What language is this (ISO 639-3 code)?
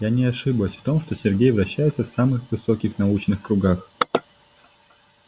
rus